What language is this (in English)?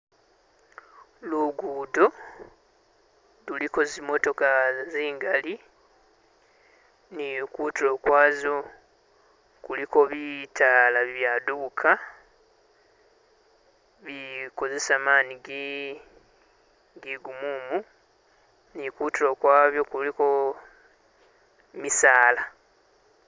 Masaaba